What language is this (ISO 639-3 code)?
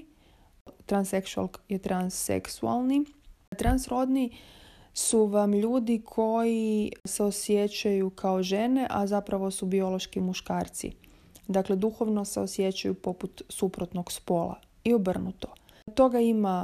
hrv